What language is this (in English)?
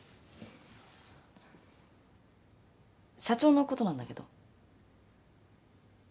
Japanese